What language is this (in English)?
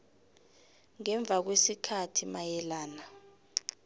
South Ndebele